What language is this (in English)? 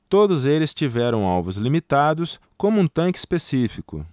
Portuguese